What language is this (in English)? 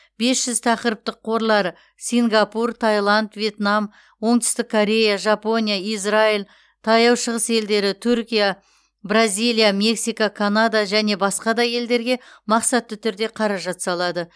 Kazakh